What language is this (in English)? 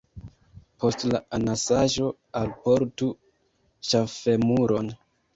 Esperanto